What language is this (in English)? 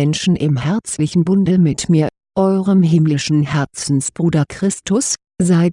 German